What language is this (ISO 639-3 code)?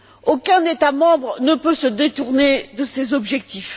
fra